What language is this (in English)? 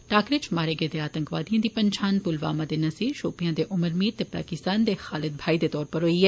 Dogri